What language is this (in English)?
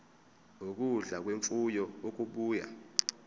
Zulu